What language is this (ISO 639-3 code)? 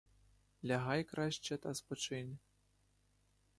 ukr